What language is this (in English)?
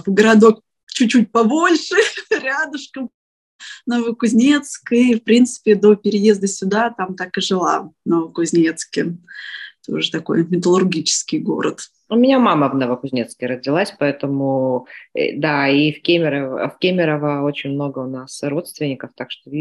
Russian